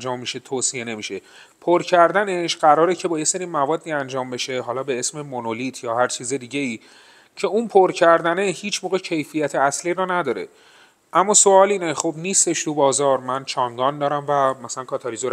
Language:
Persian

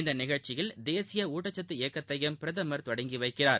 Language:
Tamil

